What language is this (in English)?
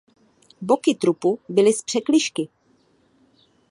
Czech